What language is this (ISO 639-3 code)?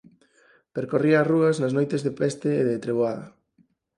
glg